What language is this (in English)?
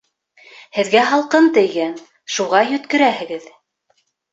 Bashkir